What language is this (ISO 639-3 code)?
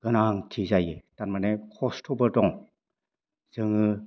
brx